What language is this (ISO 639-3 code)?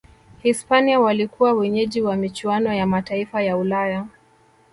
swa